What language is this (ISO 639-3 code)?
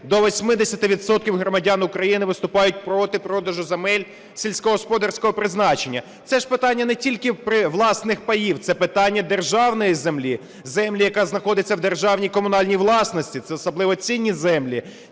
ukr